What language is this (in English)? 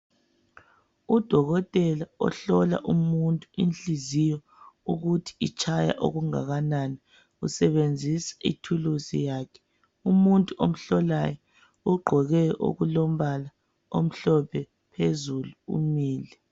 North Ndebele